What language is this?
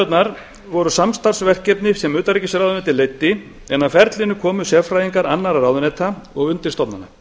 Icelandic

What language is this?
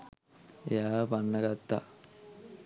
Sinhala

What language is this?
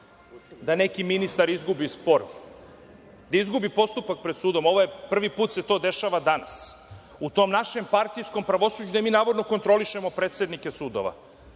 Serbian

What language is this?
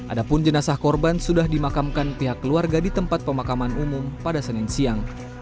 Indonesian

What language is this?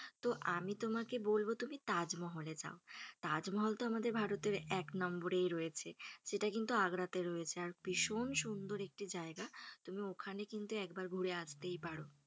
Bangla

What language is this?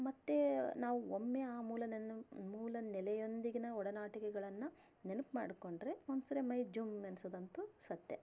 Kannada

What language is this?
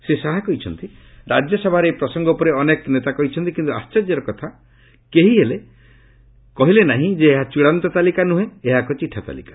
Odia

